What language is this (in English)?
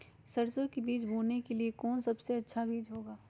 Magahi